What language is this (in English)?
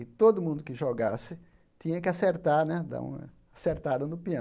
Portuguese